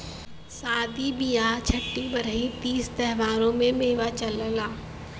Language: Bhojpuri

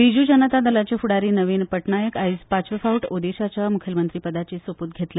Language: Konkani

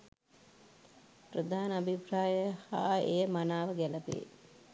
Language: Sinhala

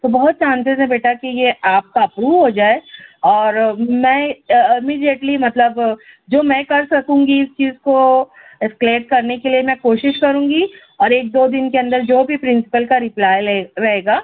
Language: Urdu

